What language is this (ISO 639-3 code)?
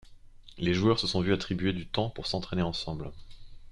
fra